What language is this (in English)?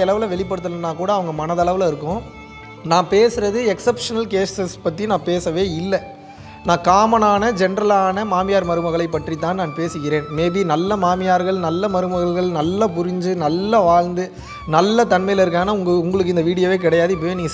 Tamil